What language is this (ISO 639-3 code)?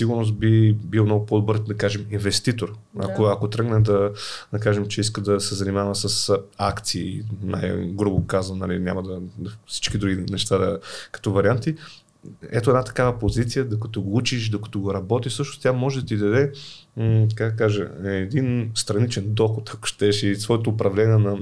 bul